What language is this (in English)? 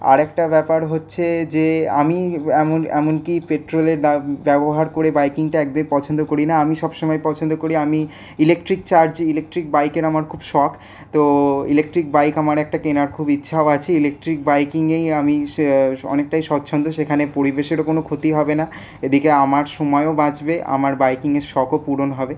Bangla